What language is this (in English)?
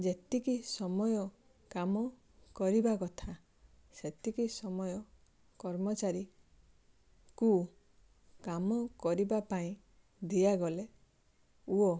Odia